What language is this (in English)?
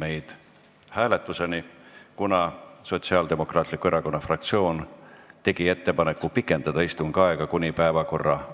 Estonian